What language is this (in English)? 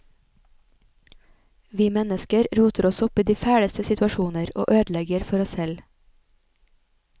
Norwegian